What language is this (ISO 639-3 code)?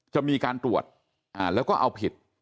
tha